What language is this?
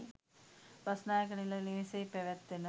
Sinhala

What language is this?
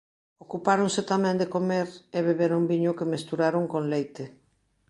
Galician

